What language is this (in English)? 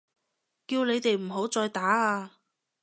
Cantonese